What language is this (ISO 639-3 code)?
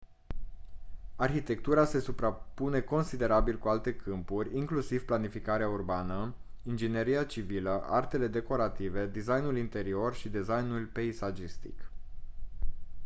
ron